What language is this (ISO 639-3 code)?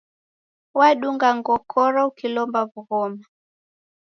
dav